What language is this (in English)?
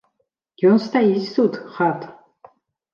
Belarusian